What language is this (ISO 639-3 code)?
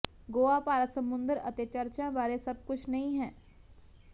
pan